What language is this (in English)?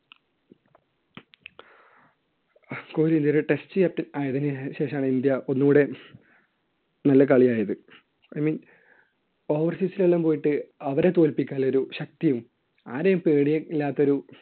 Malayalam